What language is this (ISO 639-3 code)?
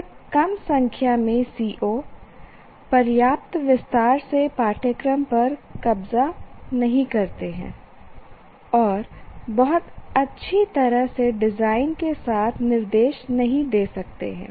hin